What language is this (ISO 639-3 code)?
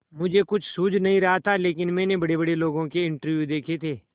hin